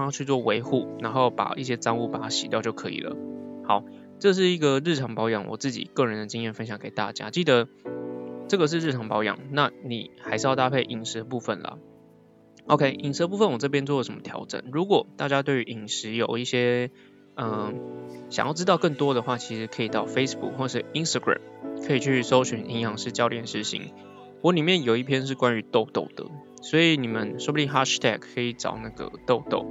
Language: Chinese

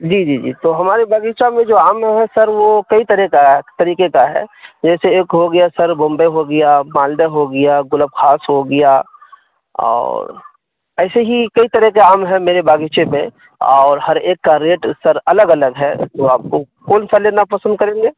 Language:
Urdu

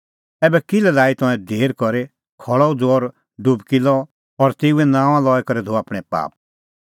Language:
Kullu Pahari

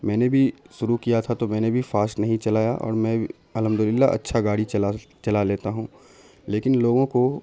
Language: Urdu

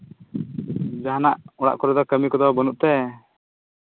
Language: Santali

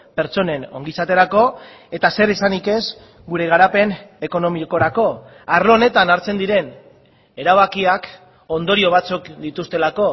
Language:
Basque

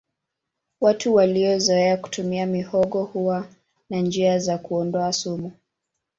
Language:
Swahili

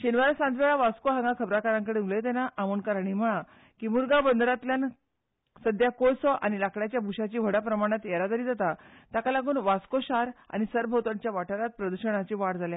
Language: Konkani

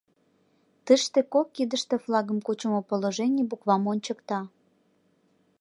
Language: Mari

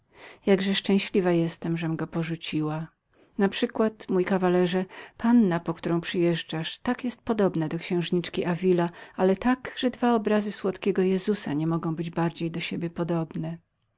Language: Polish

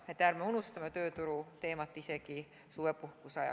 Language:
Estonian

